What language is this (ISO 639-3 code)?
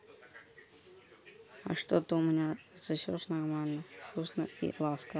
rus